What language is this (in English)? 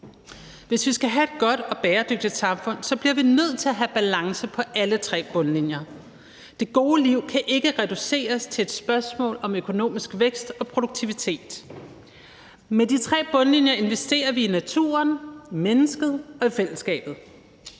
Danish